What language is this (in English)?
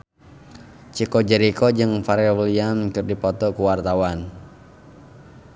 Sundanese